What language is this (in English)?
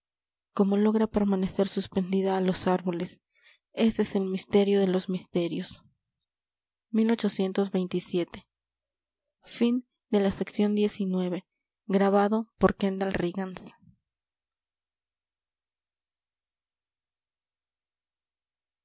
Spanish